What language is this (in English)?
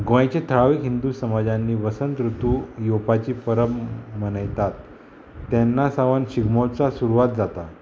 Konkani